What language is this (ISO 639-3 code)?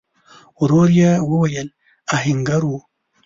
pus